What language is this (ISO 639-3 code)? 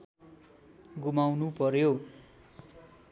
nep